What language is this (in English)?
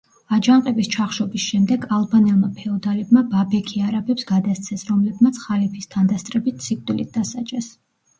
Georgian